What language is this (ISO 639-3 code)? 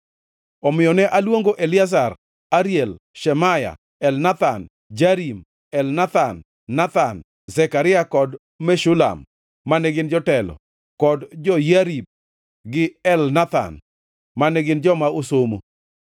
luo